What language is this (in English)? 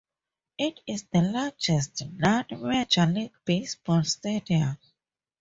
English